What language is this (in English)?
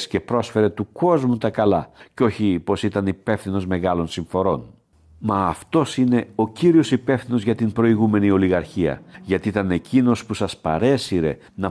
Greek